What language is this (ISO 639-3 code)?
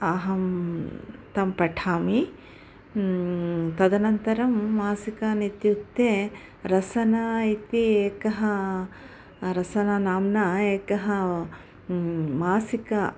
san